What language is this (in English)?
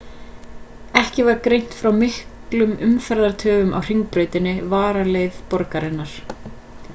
Icelandic